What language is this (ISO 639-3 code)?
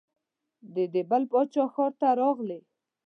pus